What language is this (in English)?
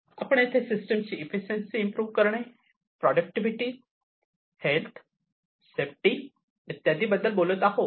Marathi